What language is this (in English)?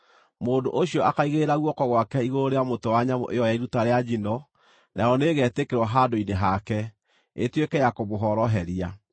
Kikuyu